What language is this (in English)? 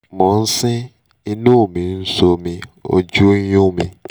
Yoruba